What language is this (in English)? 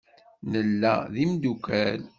Kabyle